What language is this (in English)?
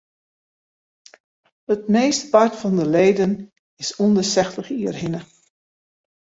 Western Frisian